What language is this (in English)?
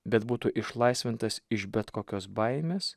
Lithuanian